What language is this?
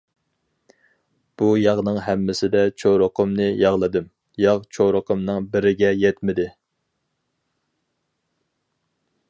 Uyghur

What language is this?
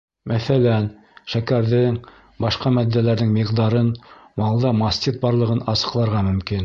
Bashkir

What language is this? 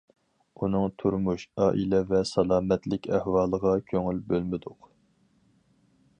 Uyghur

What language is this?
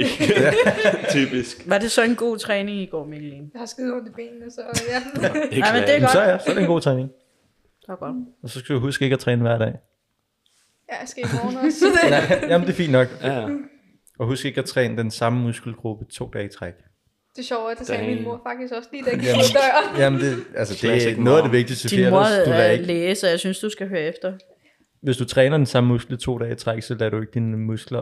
Danish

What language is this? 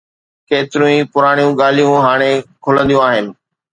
Sindhi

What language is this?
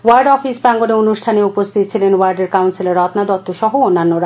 Bangla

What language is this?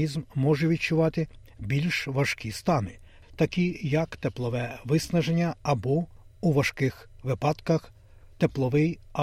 Ukrainian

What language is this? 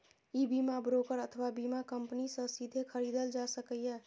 Maithili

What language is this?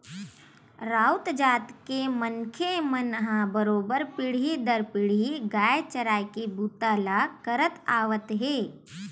Chhattisgarhi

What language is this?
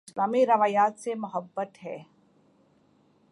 Urdu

